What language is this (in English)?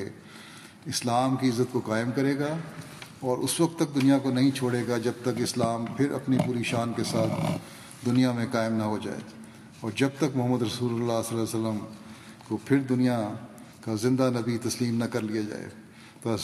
Urdu